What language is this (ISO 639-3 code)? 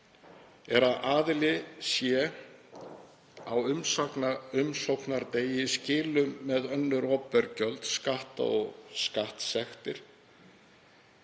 isl